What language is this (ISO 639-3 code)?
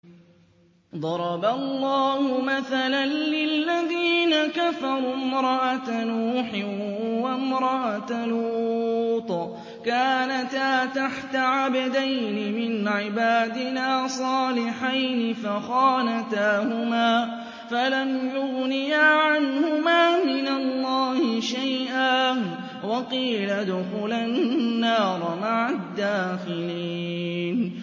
ara